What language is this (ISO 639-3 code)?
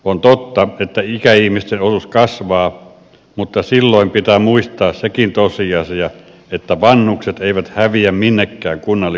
fin